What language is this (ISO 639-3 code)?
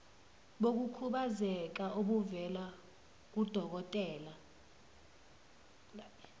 zul